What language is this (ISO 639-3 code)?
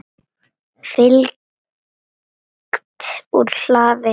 isl